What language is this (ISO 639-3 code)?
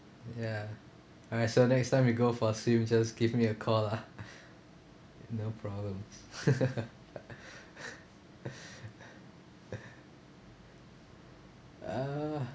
eng